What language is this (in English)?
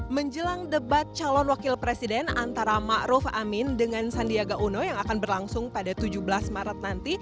Indonesian